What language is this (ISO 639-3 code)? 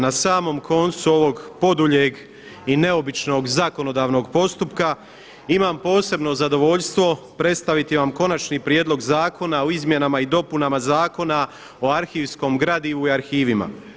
hrv